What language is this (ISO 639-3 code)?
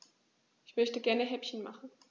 deu